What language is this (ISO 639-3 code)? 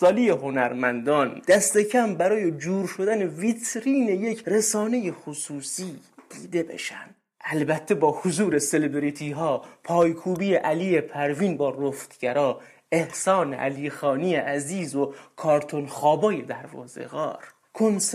fas